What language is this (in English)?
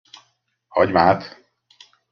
Hungarian